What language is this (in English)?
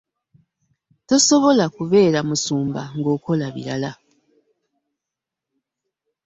Ganda